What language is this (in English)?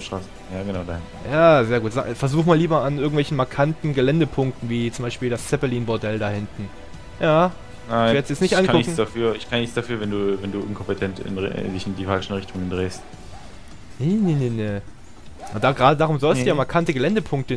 German